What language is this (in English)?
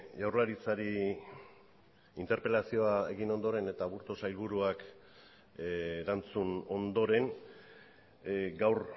Basque